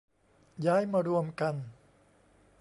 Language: Thai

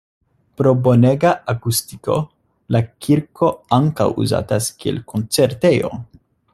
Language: Esperanto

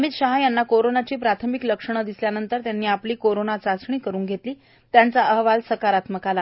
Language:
Marathi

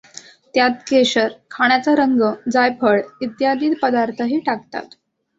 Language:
Marathi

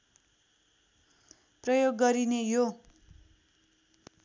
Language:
Nepali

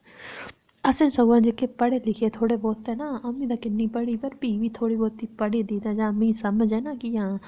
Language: Dogri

